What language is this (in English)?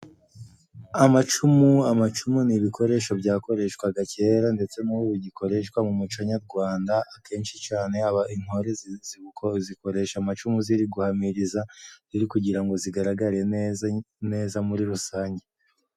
Kinyarwanda